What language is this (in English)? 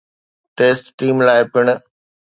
Sindhi